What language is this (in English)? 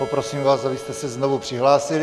Czech